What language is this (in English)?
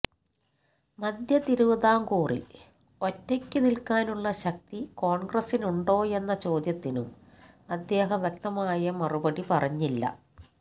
Malayalam